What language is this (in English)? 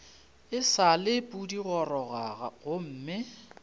Northern Sotho